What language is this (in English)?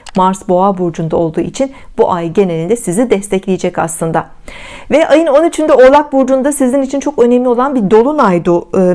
Turkish